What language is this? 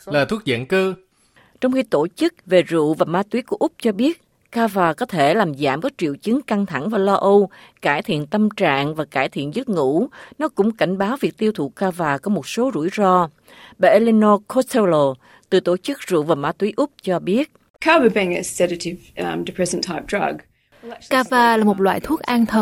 Vietnamese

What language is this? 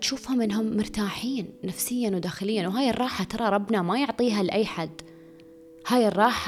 Arabic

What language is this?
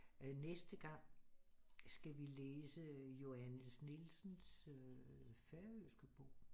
Danish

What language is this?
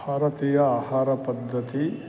Sanskrit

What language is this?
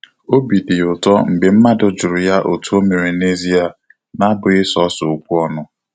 Igbo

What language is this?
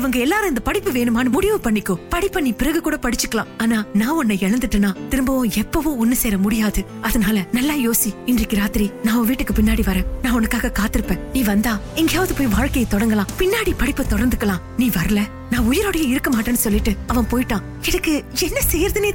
Tamil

